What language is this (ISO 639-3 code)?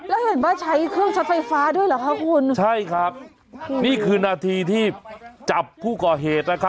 tha